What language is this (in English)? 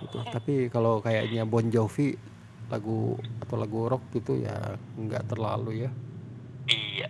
Indonesian